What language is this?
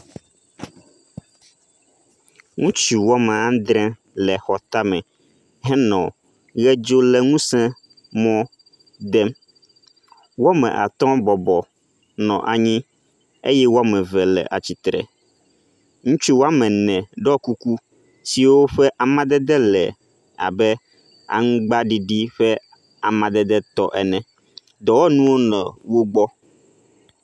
Ewe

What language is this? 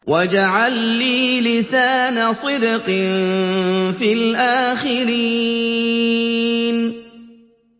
Arabic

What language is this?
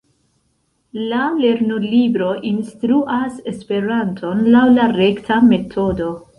Esperanto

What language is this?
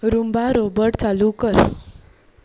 Konkani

